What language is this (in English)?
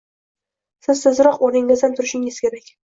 Uzbek